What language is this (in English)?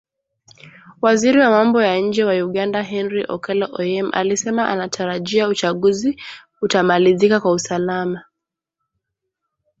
Swahili